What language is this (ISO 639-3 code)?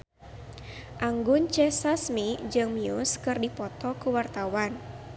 sun